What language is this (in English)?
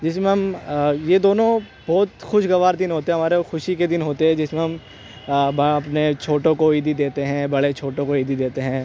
Urdu